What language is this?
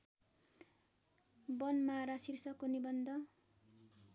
Nepali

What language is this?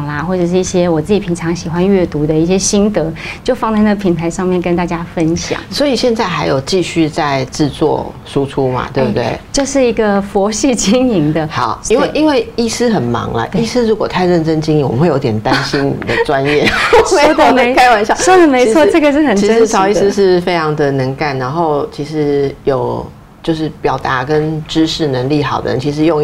Chinese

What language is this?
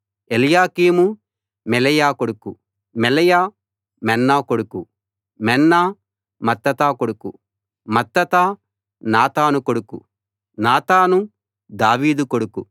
Telugu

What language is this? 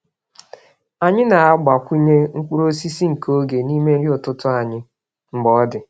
Igbo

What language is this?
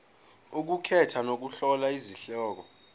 Zulu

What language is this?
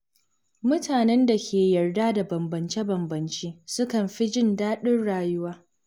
Hausa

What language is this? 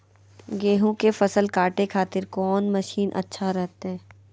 Magahi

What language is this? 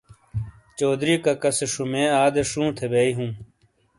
Shina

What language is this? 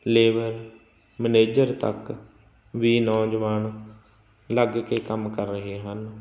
Punjabi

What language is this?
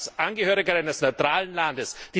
German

